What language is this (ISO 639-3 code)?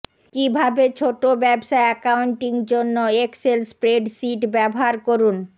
ben